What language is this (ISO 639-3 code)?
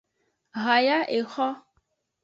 ajg